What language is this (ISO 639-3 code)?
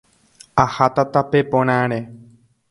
grn